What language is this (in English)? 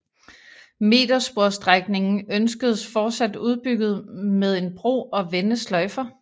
Danish